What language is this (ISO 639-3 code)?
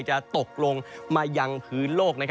tha